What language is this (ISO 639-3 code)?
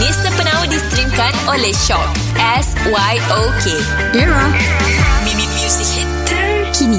msa